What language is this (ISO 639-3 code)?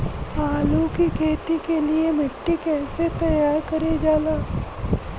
bho